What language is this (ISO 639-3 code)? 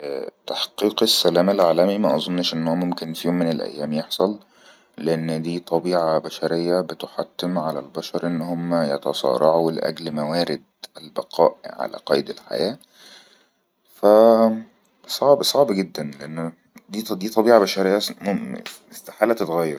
arz